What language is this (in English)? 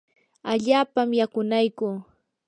Yanahuanca Pasco Quechua